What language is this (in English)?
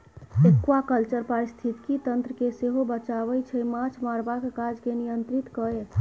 Maithili